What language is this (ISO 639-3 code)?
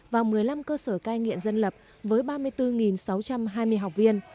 vie